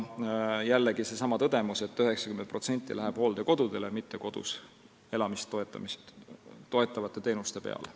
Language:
Estonian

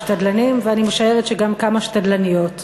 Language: Hebrew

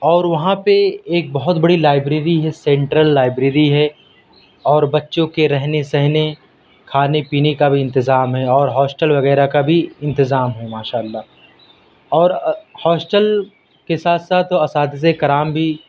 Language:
Urdu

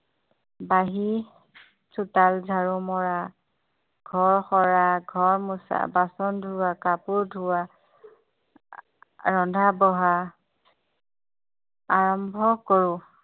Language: Assamese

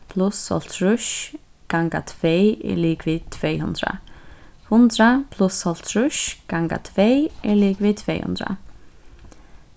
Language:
Faroese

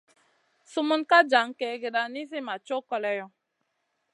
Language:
Masana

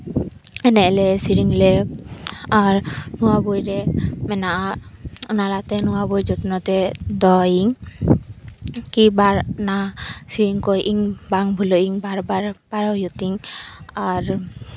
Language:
Santali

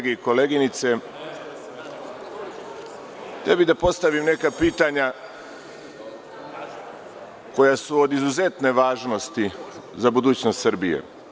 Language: Serbian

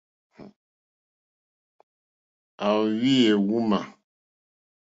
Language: Mokpwe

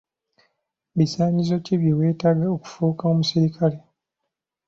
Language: Ganda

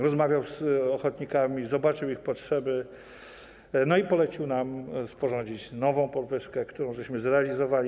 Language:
Polish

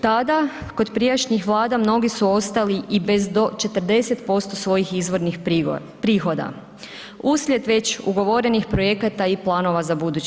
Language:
Croatian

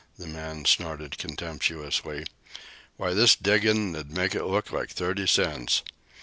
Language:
English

